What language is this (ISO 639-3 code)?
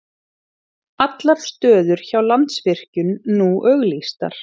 isl